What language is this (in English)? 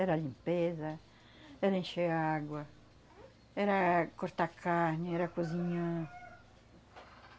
Portuguese